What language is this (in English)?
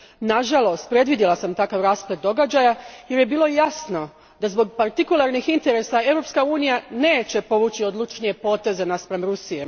Croatian